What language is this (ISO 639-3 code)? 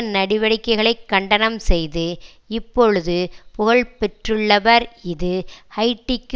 tam